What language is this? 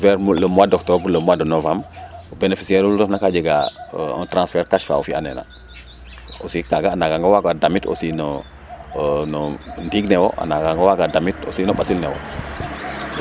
Serer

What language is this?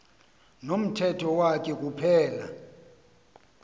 Xhosa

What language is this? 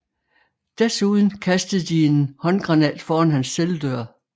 Danish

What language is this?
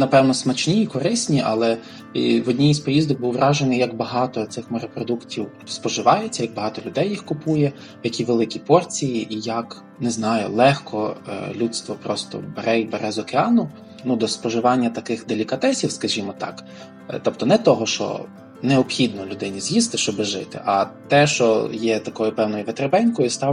Ukrainian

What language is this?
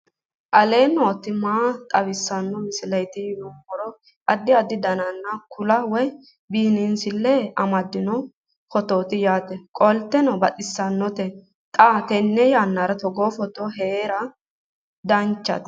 Sidamo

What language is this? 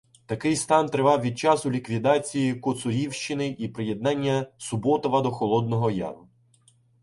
Ukrainian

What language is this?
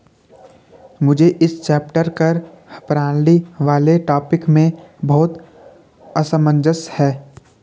Hindi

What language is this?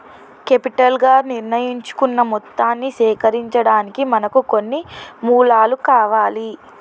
Telugu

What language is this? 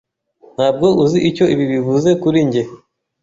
Kinyarwanda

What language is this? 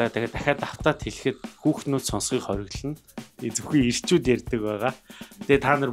Turkish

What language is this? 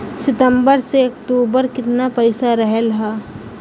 Bhojpuri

